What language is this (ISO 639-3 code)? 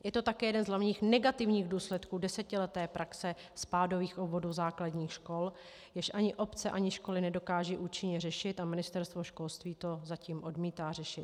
ces